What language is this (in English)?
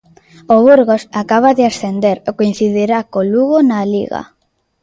Galician